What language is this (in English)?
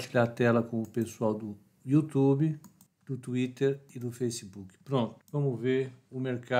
Portuguese